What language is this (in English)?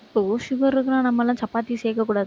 Tamil